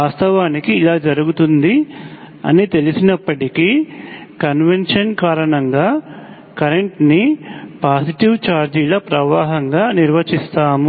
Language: Telugu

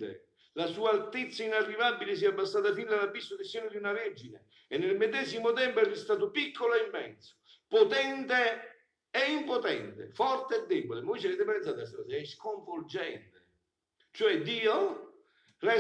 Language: Italian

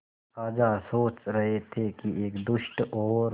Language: Hindi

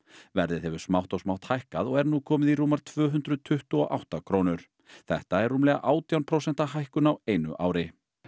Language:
Icelandic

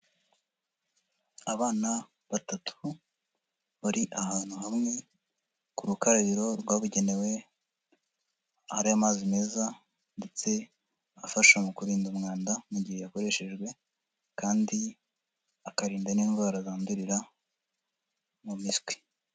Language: Kinyarwanda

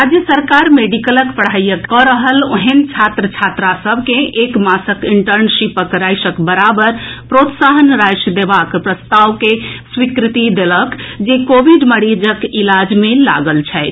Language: Maithili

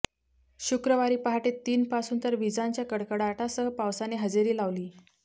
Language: Marathi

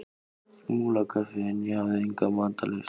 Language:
Icelandic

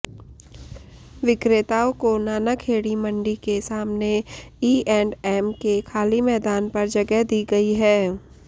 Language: Hindi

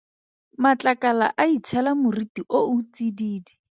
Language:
Tswana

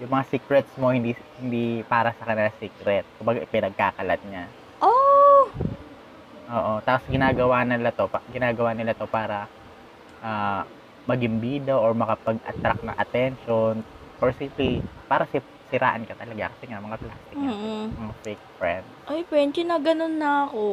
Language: Filipino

